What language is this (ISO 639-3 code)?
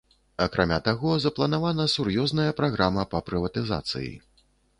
bel